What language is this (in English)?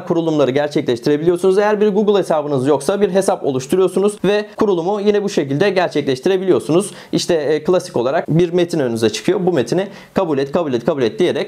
Turkish